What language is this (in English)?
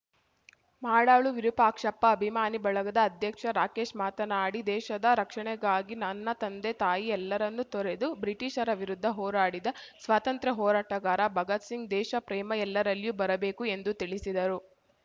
Kannada